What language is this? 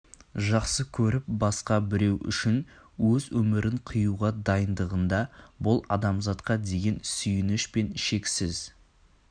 Kazakh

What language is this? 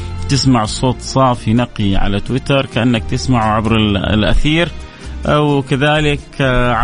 Arabic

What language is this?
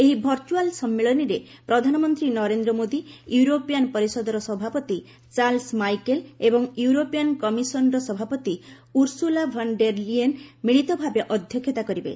Odia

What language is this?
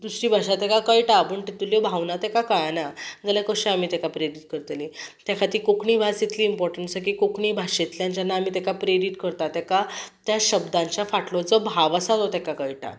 Konkani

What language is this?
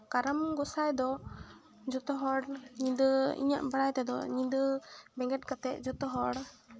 Santali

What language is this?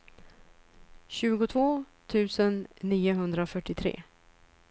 Swedish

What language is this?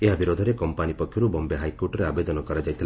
Odia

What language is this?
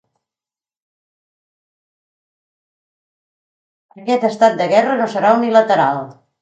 Catalan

